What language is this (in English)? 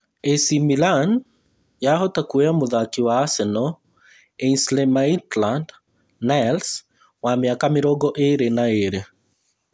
Kikuyu